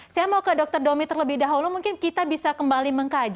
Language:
Indonesian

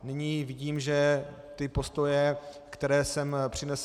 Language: Czech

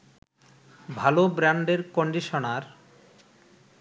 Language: Bangla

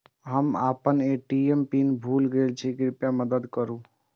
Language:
Maithili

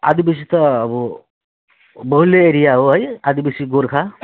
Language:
Nepali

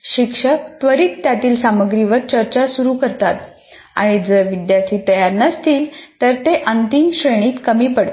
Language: Marathi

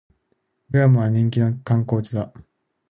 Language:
Japanese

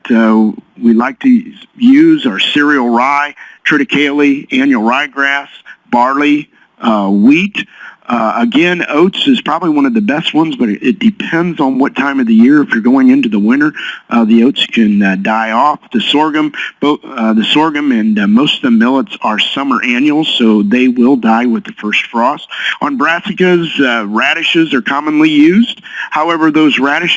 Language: English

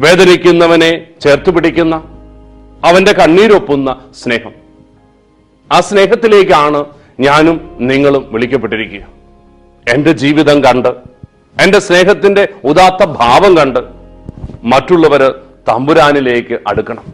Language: Malayalam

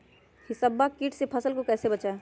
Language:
Magahi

